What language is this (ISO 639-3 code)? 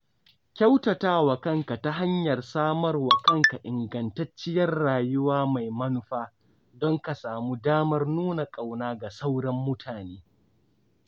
hau